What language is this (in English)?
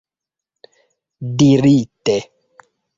Esperanto